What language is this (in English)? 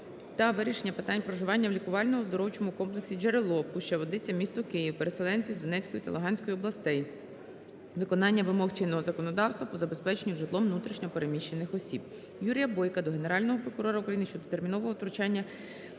Ukrainian